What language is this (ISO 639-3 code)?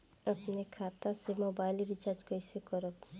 bho